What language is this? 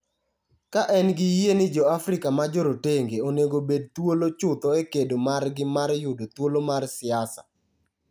Luo (Kenya and Tanzania)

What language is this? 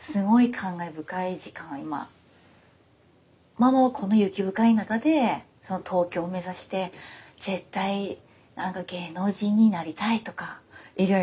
Japanese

